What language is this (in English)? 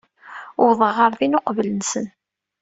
Kabyle